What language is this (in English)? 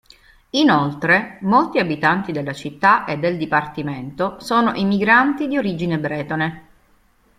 Italian